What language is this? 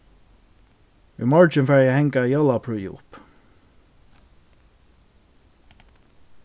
Faroese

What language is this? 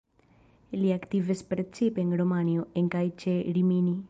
Esperanto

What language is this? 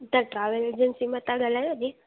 Sindhi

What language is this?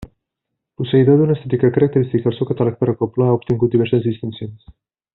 Catalan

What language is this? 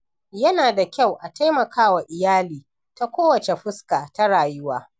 Hausa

